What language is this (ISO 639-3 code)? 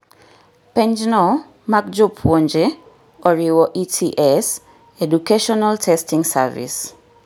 luo